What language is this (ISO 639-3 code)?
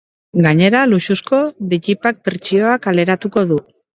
eus